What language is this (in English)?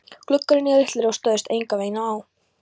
Icelandic